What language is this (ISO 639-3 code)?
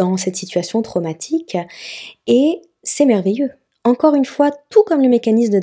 fra